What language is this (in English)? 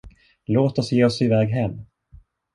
Swedish